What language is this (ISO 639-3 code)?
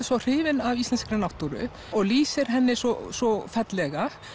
isl